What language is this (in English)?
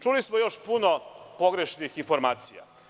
Serbian